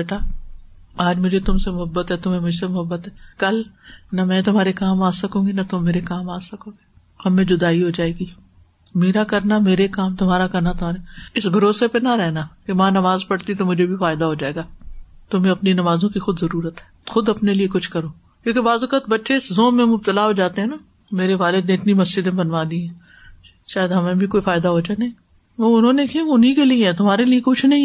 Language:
Urdu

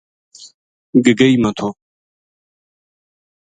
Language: Gujari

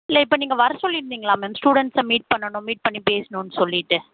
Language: Tamil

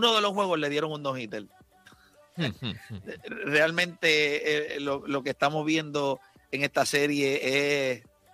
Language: Spanish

